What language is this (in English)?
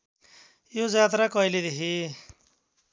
Nepali